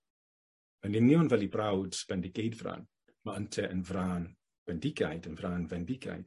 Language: Welsh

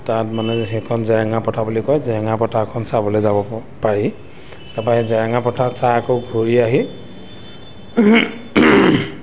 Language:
Assamese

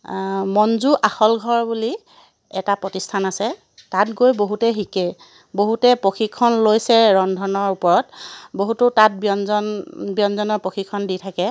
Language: Assamese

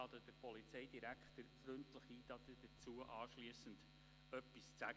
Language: Swiss German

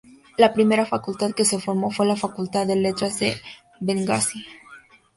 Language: Spanish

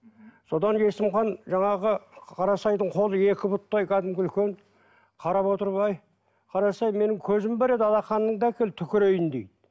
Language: Kazakh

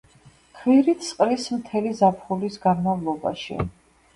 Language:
Georgian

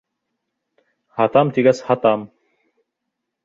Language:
Bashkir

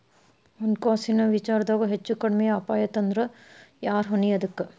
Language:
Kannada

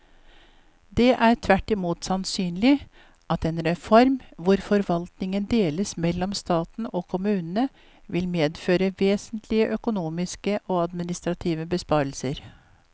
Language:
Norwegian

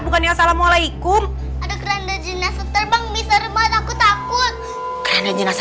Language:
Indonesian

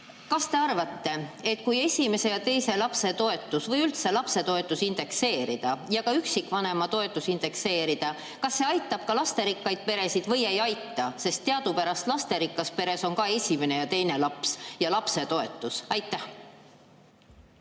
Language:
Estonian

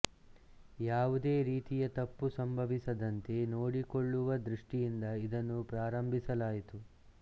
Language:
Kannada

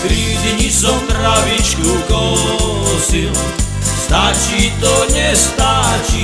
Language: Slovak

